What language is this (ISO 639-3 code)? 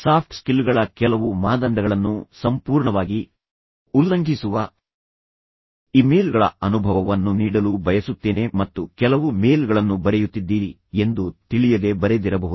kan